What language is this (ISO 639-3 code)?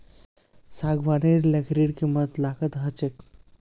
mag